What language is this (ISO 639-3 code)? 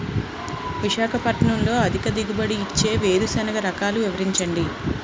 tel